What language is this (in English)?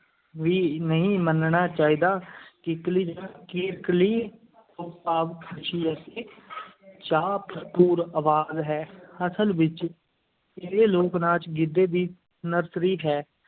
Punjabi